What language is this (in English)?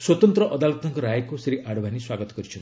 Odia